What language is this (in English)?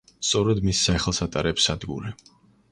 Georgian